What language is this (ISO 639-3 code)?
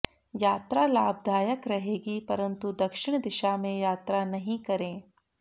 hin